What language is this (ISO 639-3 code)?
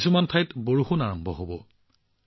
asm